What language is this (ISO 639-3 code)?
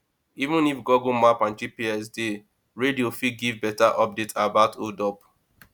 pcm